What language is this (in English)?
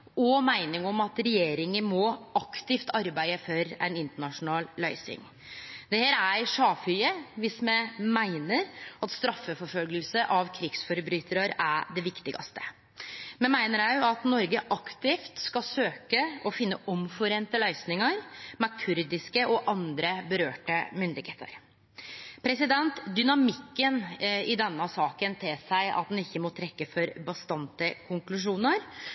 Norwegian Nynorsk